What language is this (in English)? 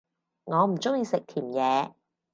Cantonese